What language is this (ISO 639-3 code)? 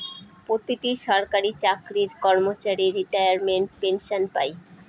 ben